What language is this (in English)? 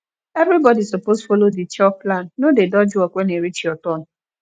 Nigerian Pidgin